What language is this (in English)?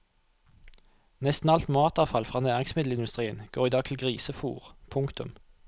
Norwegian